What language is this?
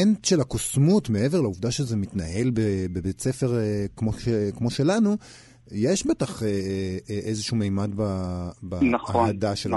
Hebrew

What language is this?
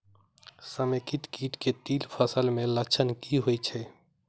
Maithili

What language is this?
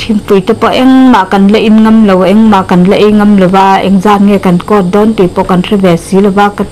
Thai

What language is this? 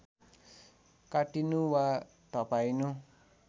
Nepali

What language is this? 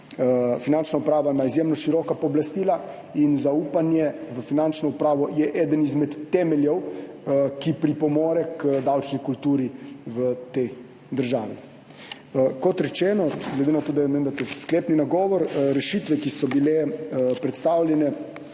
Slovenian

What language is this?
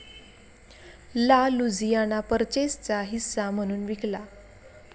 Marathi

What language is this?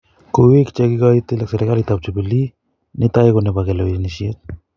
Kalenjin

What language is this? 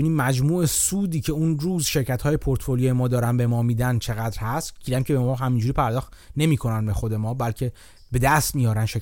Persian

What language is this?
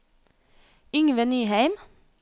Norwegian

